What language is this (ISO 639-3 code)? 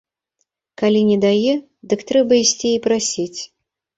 bel